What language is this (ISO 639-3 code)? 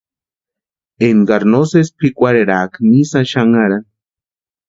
pua